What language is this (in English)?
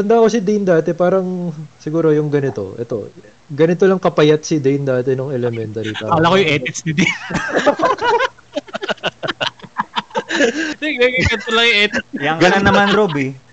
Filipino